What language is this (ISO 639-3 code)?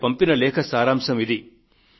tel